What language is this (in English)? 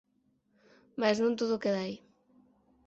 Galician